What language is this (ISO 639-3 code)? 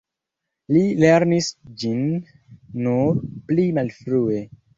epo